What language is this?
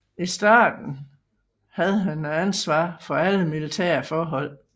Danish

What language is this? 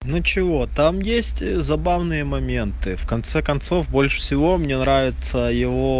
Russian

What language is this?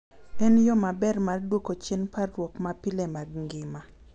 Luo (Kenya and Tanzania)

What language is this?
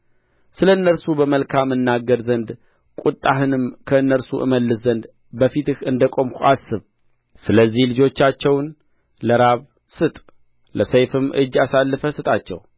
Amharic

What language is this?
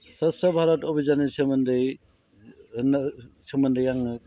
Bodo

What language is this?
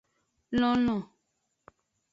Aja (Benin)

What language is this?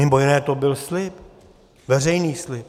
Czech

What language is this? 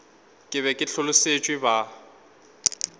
Northern Sotho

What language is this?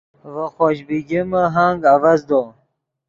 Yidgha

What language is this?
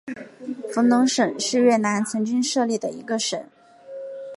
Chinese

